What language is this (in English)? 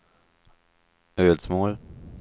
Swedish